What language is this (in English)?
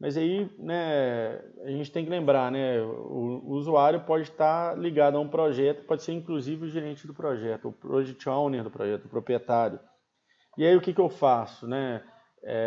Portuguese